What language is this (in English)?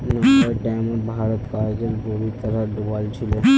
Magahi